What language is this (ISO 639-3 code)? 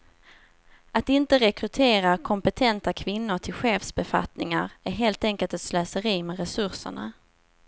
swe